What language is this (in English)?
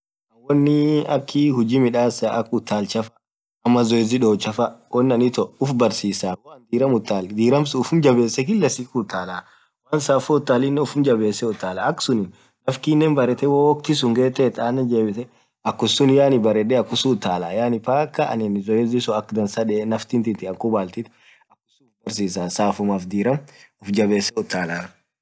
Orma